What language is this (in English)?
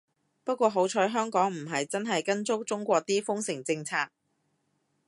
Cantonese